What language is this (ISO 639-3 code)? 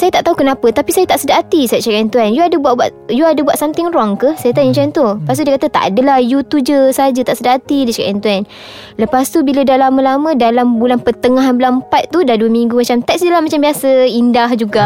msa